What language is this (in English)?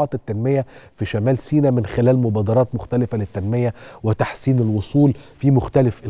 Arabic